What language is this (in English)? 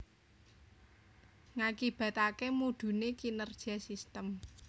Javanese